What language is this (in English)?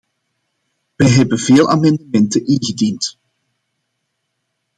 Dutch